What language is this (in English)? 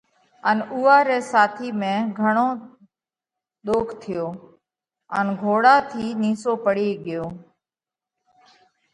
Parkari Koli